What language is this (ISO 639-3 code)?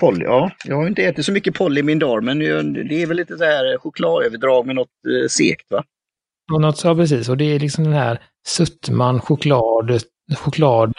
swe